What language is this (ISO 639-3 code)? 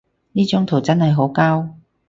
yue